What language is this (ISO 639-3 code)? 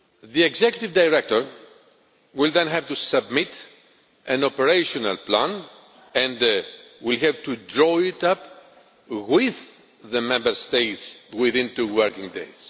eng